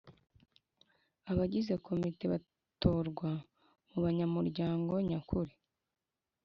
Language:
Kinyarwanda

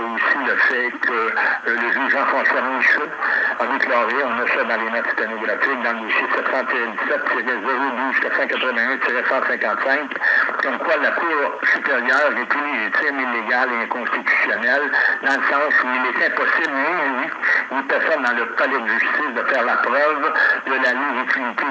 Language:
French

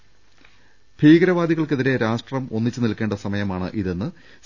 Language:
Malayalam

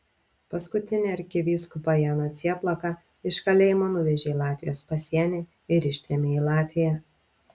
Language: Lithuanian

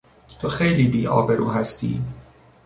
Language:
Persian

